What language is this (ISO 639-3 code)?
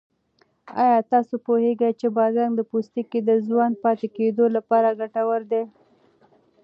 pus